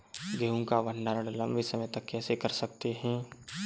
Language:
Hindi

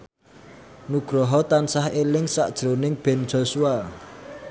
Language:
Javanese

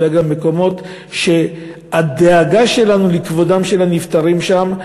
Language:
Hebrew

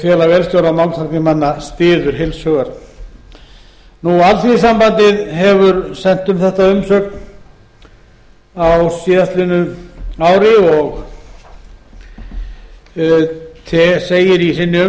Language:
Icelandic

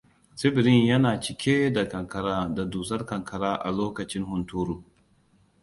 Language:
Hausa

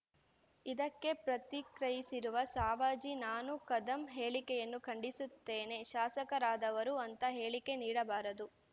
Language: Kannada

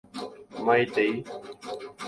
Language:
Guarani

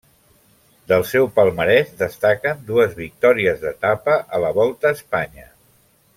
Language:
Catalan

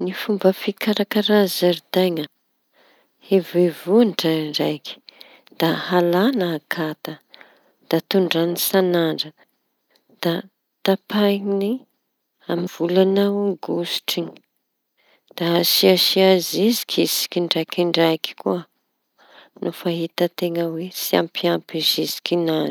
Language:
Tanosy Malagasy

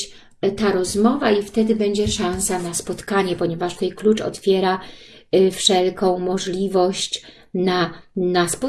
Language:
Polish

